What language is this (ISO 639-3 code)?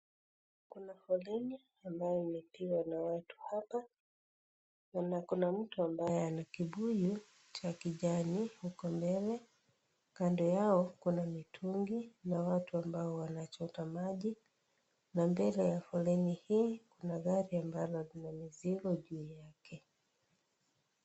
swa